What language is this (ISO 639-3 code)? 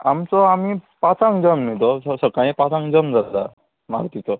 kok